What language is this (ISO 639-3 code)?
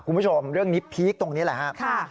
tha